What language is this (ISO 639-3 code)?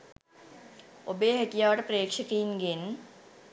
sin